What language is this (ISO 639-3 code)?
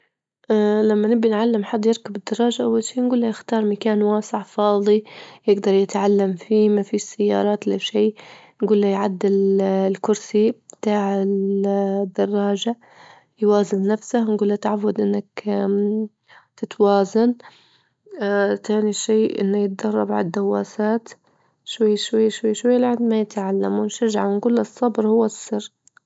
ayl